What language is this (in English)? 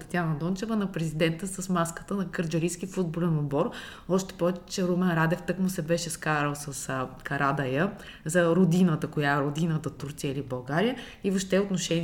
Bulgarian